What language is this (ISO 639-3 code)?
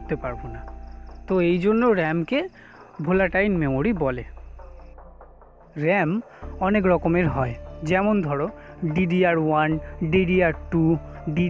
hin